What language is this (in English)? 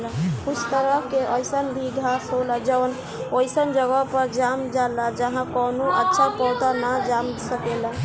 Bhojpuri